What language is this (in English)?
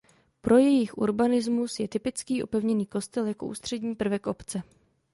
Czech